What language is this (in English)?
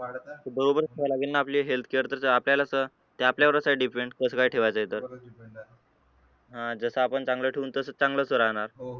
Marathi